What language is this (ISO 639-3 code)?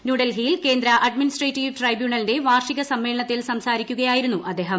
mal